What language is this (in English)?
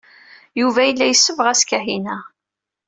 Kabyle